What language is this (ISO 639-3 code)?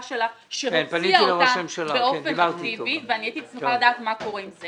heb